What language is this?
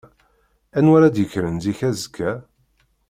Kabyle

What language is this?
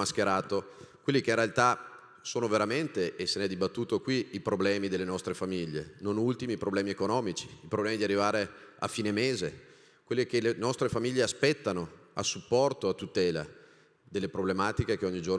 Italian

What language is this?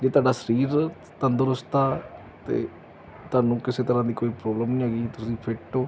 Punjabi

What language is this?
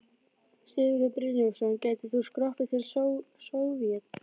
Icelandic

